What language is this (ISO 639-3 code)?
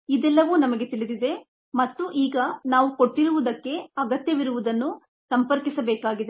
kan